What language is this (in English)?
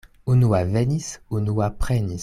Esperanto